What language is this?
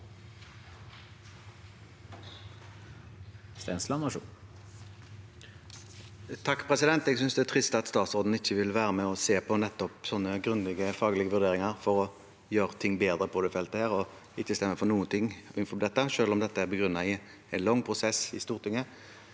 Norwegian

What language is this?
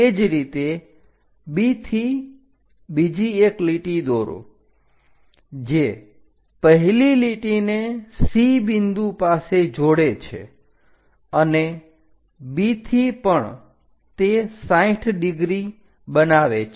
Gujarati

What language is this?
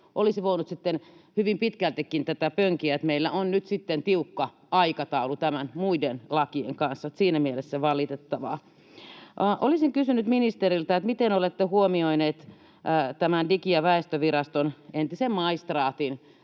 Finnish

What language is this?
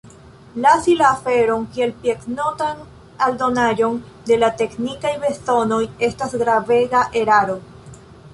Esperanto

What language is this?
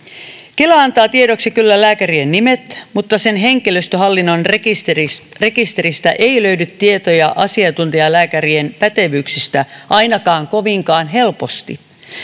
Finnish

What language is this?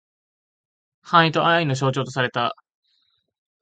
Japanese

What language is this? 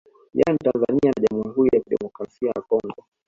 Swahili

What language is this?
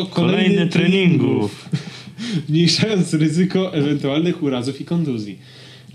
Polish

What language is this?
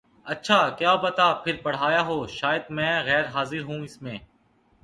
Urdu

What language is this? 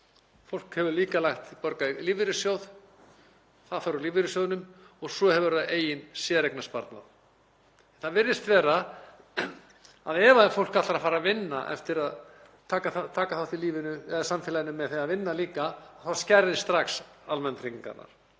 Icelandic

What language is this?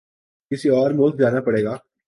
Urdu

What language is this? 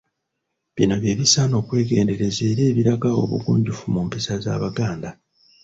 Ganda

